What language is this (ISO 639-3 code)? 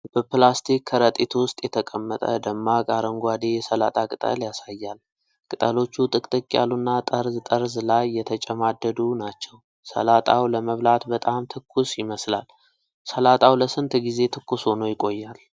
amh